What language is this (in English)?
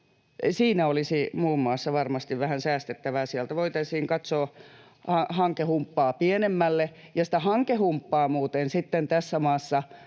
Finnish